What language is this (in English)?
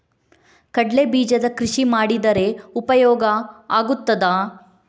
Kannada